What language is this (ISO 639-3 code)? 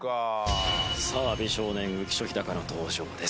jpn